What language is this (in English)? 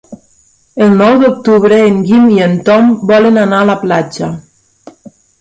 Catalan